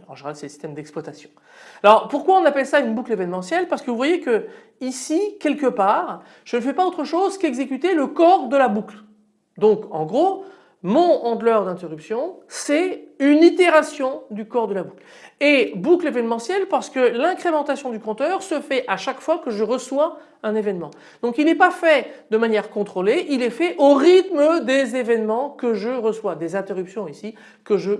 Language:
French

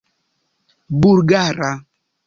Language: Esperanto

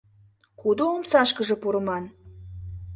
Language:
Mari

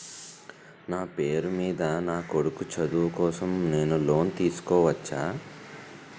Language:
Telugu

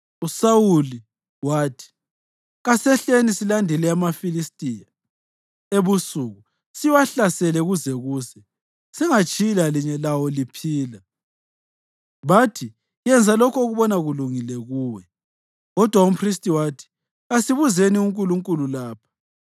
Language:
North Ndebele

